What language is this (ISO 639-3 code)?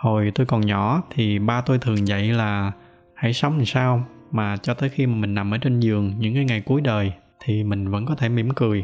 vie